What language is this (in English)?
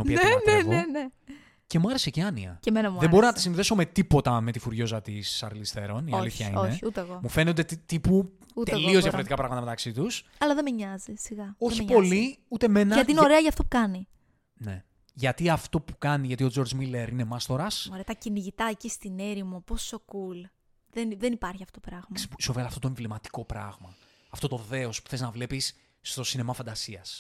Greek